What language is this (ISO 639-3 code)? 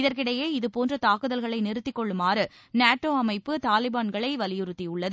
tam